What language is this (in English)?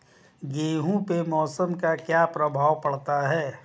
Hindi